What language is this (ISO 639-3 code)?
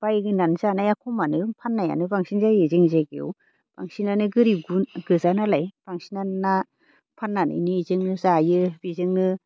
brx